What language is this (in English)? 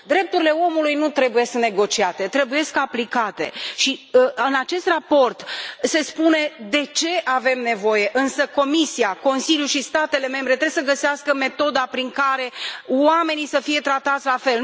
Romanian